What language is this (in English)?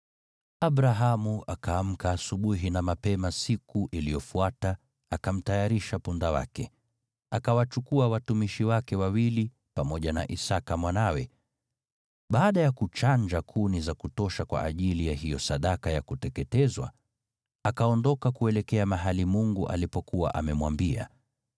Swahili